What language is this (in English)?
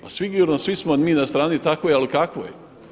Croatian